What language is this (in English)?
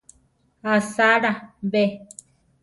Central Tarahumara